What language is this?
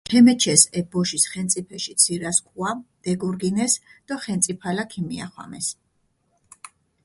Mingrelian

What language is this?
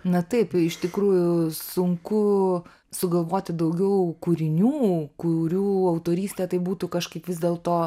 Lithuanian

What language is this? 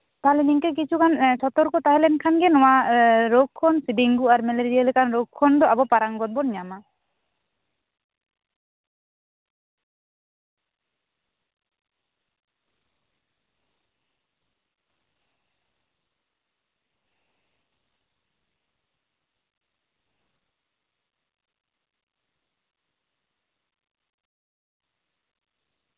Santali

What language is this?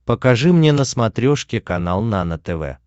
Russian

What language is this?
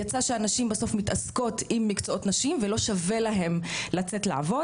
Hebrew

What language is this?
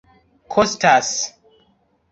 Esperanto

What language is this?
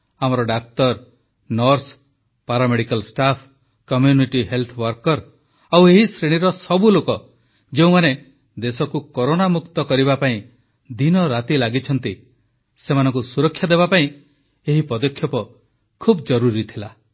Odia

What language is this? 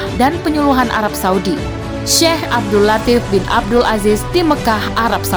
Indonesian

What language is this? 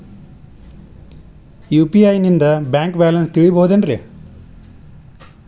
Kannada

